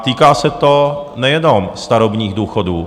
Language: Czech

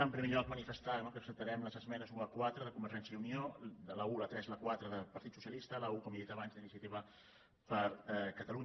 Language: Catalan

